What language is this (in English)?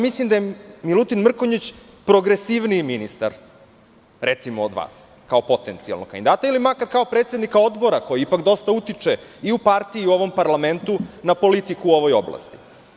Serbian